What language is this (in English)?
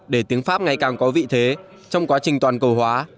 Vietnamese